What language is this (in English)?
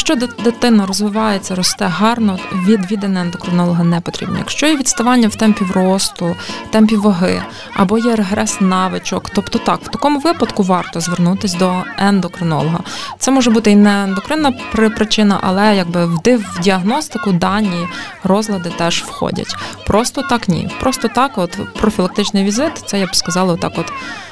Ukrainian